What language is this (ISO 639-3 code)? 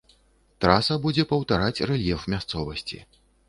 bel